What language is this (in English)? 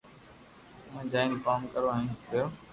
Loarki